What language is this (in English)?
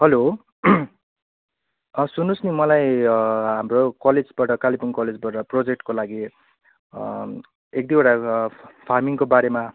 Nepali